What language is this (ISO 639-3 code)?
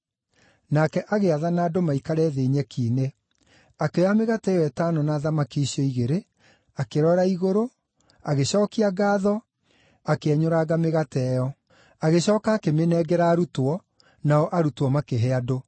kik